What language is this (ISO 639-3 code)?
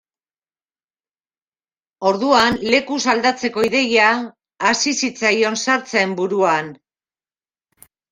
eus